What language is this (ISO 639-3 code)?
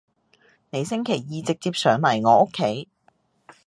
yue